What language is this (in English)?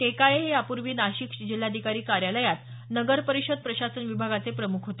Marathi